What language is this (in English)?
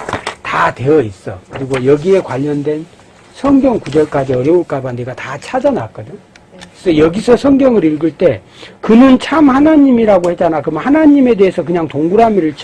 Korean